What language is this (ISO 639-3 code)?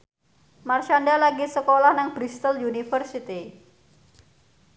jav